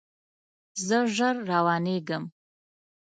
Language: Pashto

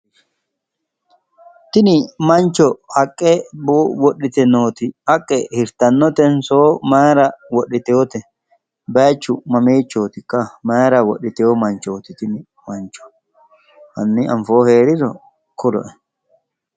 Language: Sidamo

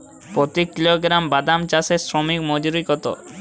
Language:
Bangla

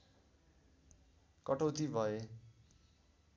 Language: Nepali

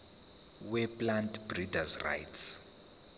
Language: Zulu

